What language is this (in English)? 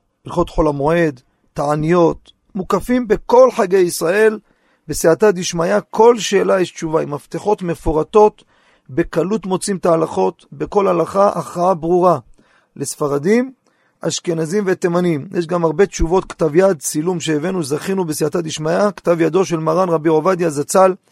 Hebrew